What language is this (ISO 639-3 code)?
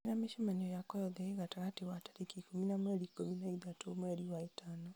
kik